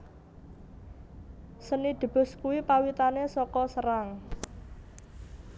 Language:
Javanese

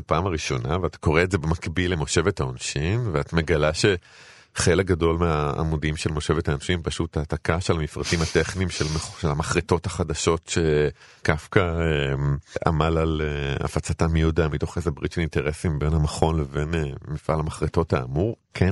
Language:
Hebrew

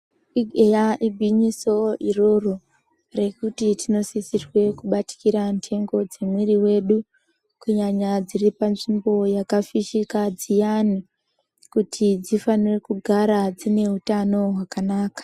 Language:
Ndau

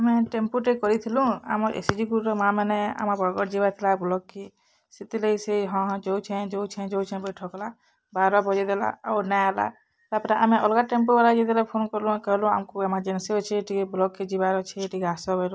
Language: Odia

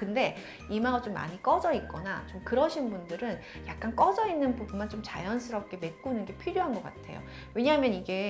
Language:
Korean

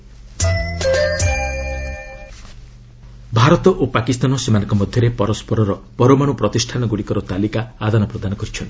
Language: Odia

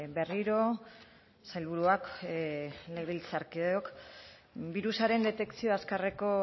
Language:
Basque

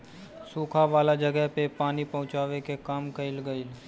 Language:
Bhojpuri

